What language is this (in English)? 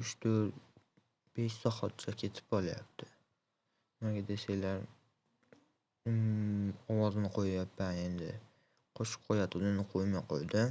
Turkish